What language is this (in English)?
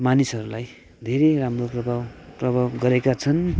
Nepali